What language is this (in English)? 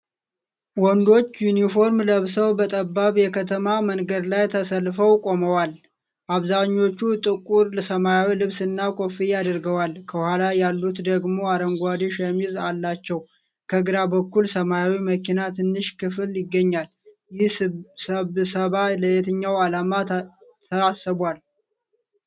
Amharic